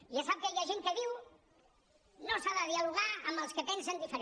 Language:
Catalan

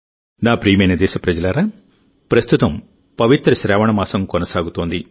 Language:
Telugu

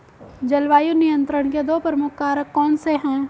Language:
Hindi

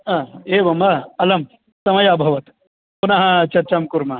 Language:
Sanskrit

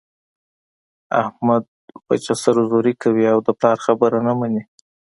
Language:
Pashto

